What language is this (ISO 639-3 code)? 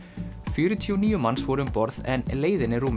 isl